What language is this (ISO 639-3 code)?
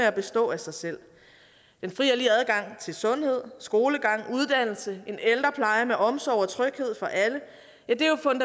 dan